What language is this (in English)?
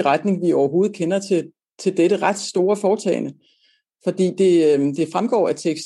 Danish